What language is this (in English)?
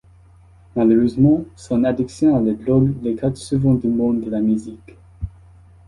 French